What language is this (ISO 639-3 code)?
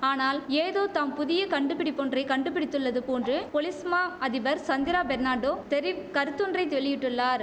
tam